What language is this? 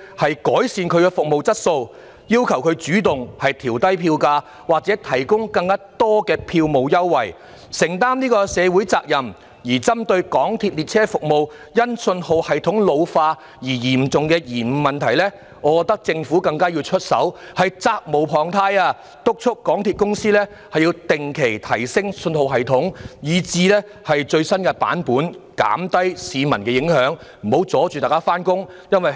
Cantonese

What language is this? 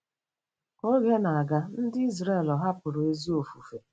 Igbo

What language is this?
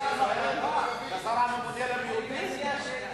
Hebrew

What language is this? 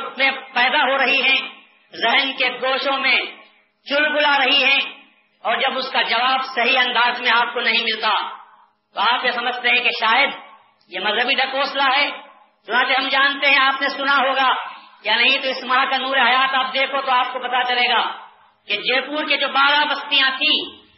Urdu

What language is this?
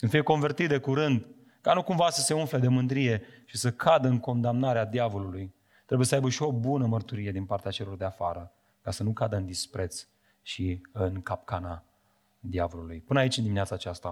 Romanian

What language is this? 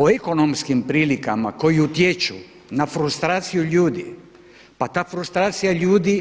Croatian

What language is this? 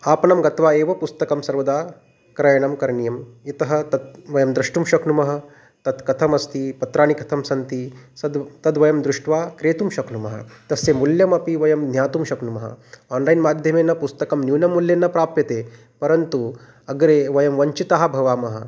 Sanskrit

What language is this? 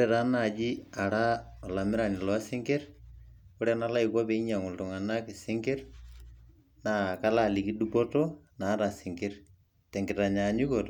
Masai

